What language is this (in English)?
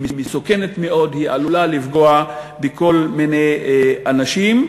Hebrew